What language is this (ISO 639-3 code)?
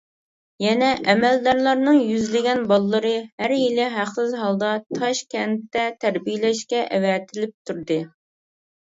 uig